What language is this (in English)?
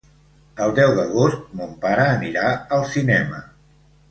Catalan